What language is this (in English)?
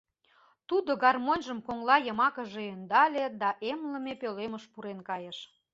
Mari